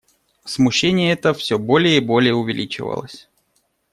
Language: Russian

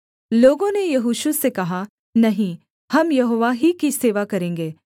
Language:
Hindi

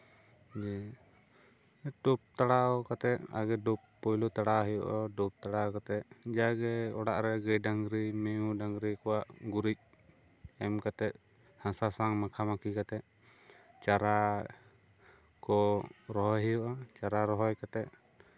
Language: Santali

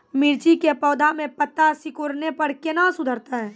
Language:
Maithili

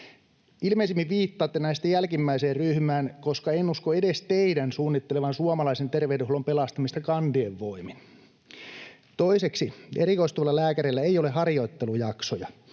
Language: Finnish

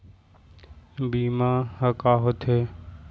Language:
Chhattisgarhi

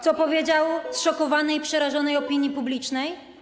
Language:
Polish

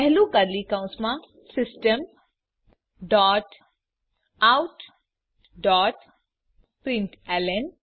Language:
Gujarati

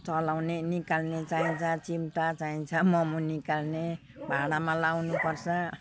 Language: Nepali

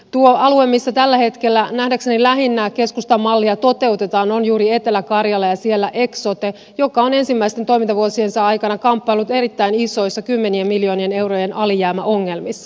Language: Finnish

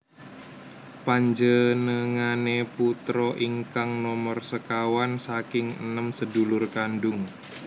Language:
Javanese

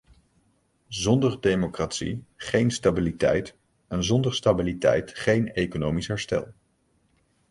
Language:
Dutch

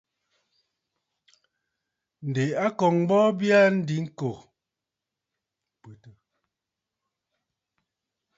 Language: Bafut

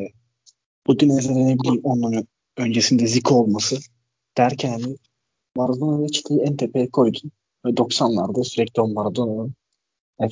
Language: Turkish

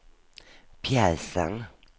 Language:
Swedish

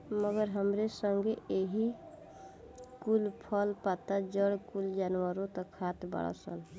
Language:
Bhojpuri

